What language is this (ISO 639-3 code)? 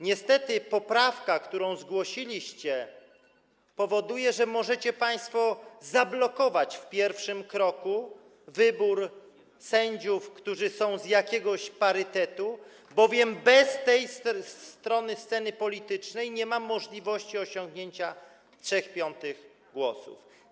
pol